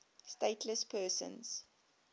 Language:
English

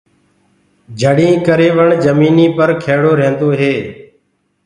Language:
Gurgula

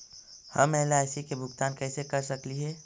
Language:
Magahi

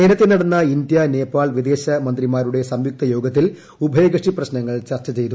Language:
Malayalam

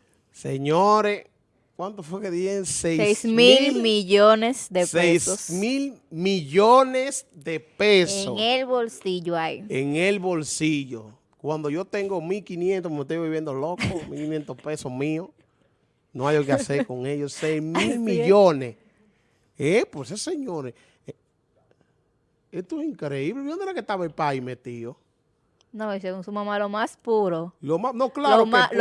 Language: Spanish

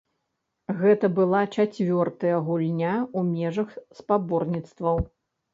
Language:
Belarusian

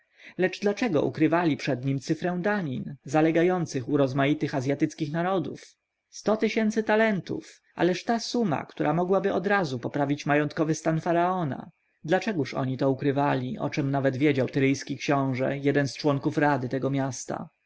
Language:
Polish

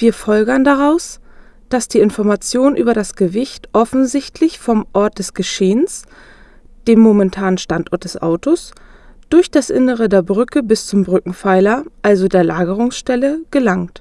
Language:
German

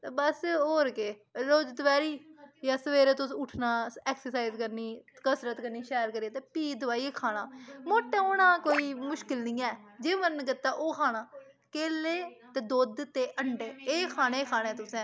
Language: Dogri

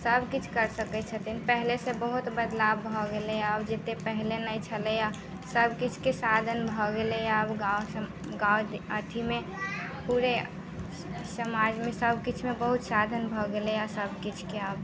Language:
Maithili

